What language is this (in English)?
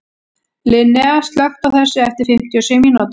Icelandic